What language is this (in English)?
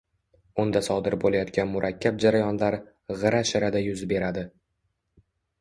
Uzbek